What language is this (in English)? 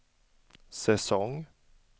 Swedish